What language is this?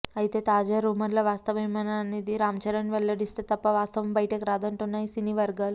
Telugu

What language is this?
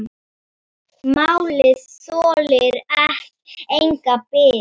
Icelandic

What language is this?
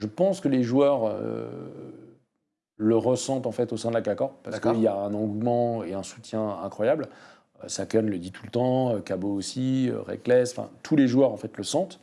French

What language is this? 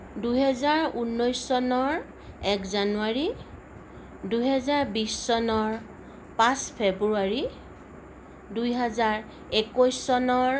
Assamese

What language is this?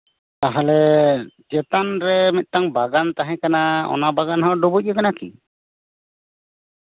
Santali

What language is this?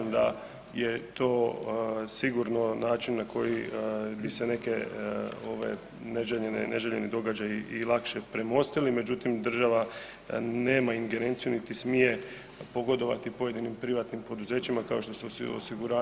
Croatian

